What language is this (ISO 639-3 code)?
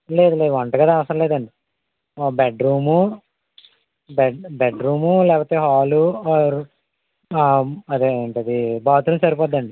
tel